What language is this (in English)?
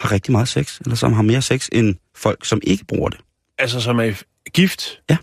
Danish